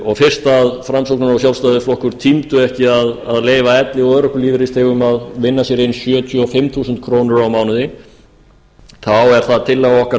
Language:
Icelandic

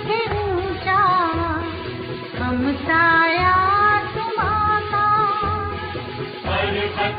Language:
Hindi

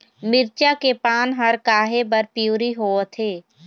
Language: Chhattisgarhi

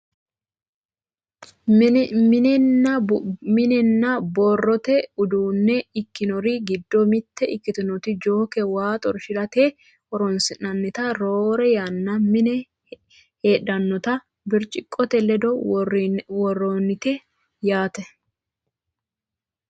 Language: Sidamo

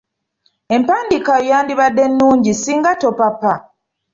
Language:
Ganda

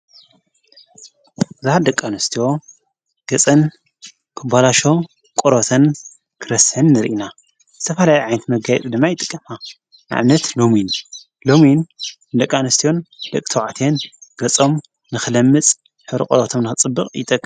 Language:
Tigrinya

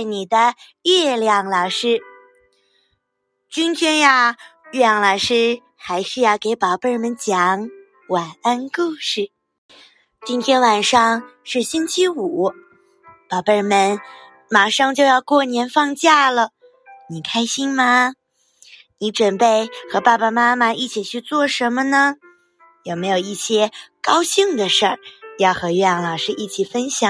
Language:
Chinese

